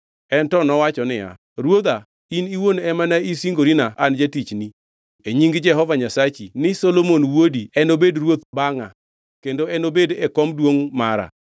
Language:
Luo (Kenya and Tanzania)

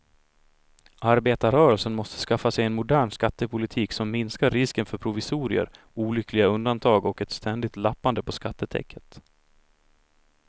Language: Swedish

